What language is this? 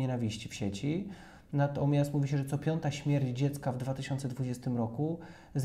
Polish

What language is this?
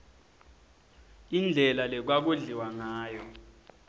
Swati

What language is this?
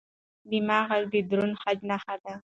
Pashto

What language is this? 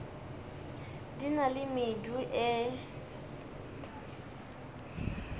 Northern Sotho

